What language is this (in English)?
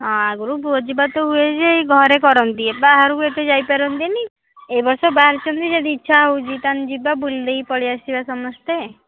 Odia